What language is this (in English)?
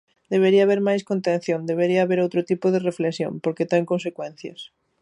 Galician